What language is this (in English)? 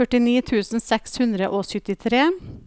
Norwegian